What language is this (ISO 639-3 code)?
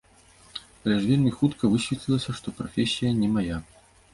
bel